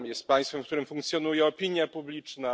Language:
Polish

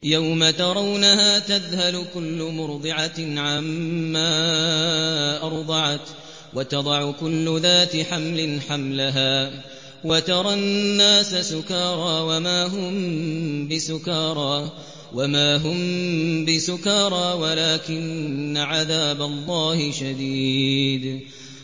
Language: Arabic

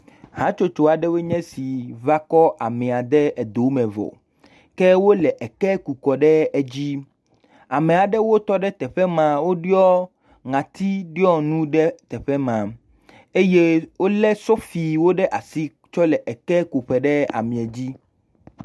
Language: Ewe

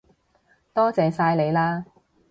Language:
Cantonese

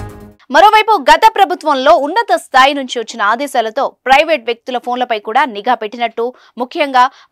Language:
Telugu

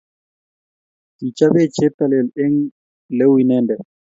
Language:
Kalenjin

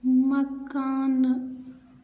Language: Kashmiri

